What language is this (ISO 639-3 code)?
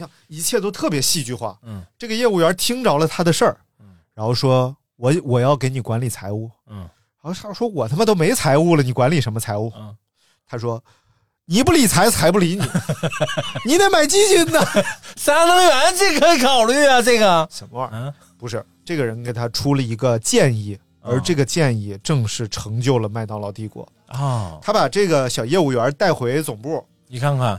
zho